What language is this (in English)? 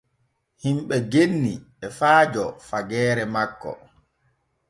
Borgu Fulfulde